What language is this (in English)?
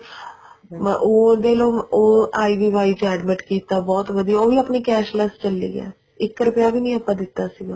Punjabi